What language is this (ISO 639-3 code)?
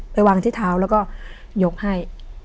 tha